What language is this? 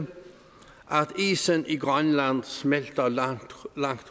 Danish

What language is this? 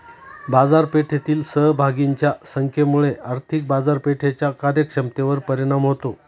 Marathi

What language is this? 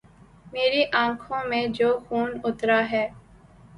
Urdu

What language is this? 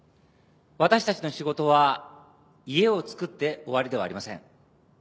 Japanese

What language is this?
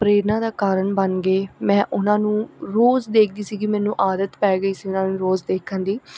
Punjabi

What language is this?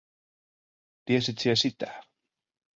Finnish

